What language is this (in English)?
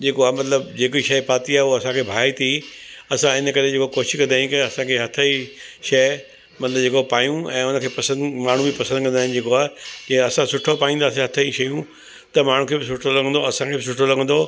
Sindhi